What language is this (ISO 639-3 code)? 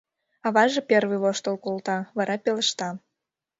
chm